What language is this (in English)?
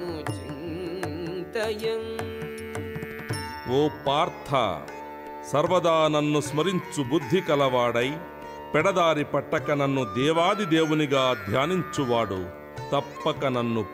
Telugu